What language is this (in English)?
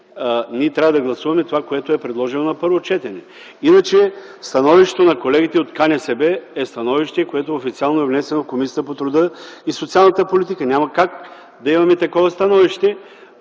Bulgarian